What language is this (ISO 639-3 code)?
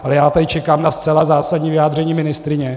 ces